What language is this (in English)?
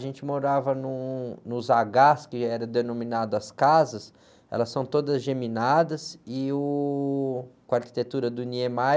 Portuguese